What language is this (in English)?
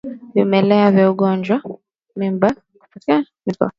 Swahili